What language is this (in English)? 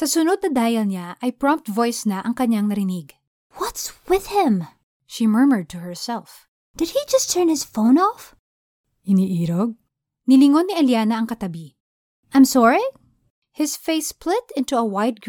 Filipino